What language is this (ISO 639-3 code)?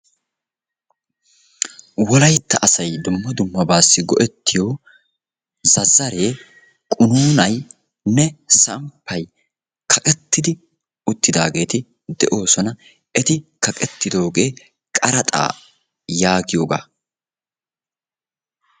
wal